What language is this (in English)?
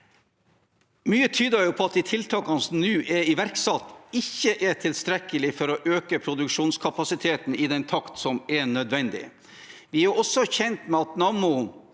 Norwegian